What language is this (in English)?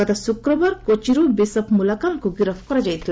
Odia